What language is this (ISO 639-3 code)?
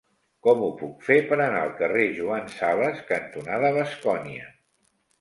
cat